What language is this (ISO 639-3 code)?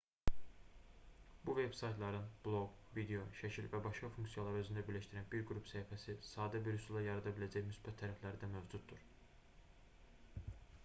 aze